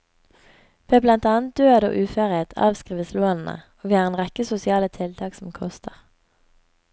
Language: Norwegian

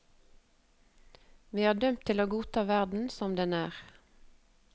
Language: Norwegian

